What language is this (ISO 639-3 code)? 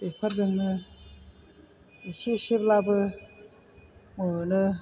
brx